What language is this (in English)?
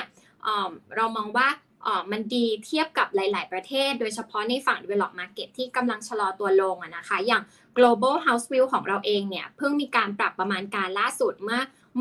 Thai